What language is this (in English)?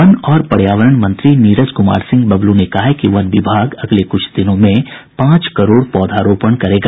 Hindi